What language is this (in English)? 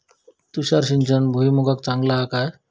Marathi